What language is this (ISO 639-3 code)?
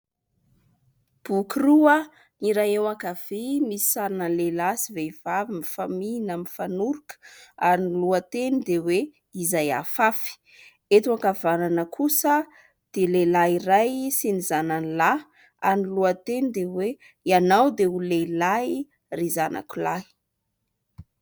mlg